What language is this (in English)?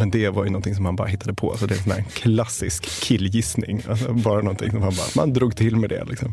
Swedish